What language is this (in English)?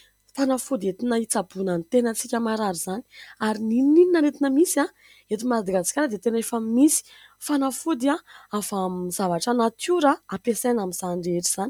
Malagasy